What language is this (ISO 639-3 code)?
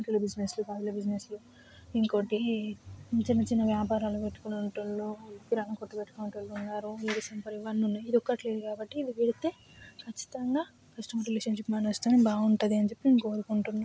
tel